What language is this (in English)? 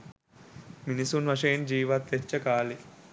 Sinhala